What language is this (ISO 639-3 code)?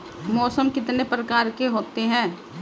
hin